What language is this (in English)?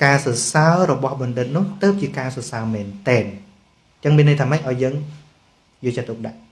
Vietnamese